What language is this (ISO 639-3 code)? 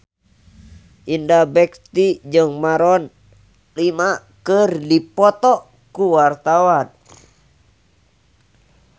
sun